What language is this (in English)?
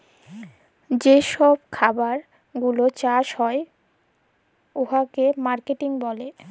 Bangla